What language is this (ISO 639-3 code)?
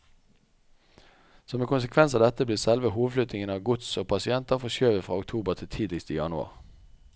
nor